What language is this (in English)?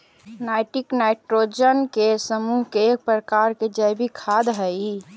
Magahi